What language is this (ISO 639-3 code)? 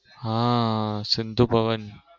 guj